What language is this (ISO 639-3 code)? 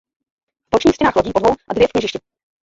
ces